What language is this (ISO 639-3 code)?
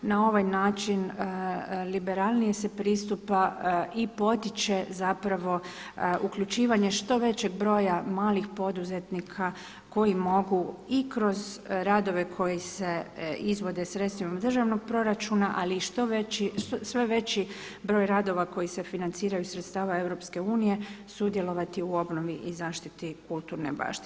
hrv